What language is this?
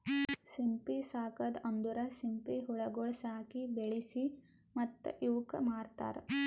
Kannada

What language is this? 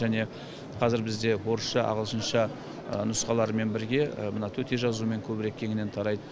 Kazakh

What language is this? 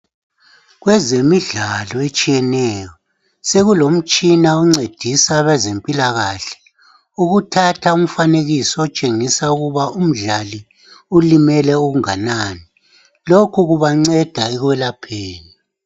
North Ndebele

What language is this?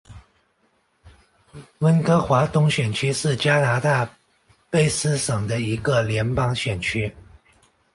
Chinese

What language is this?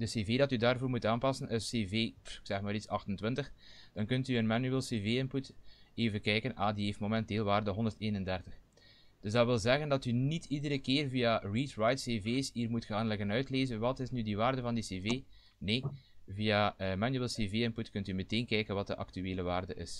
Dutch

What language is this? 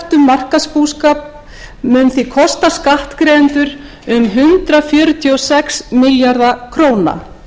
Icelandic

